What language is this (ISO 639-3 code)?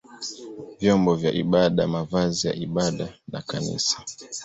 swa